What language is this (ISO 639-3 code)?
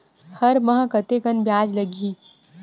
hne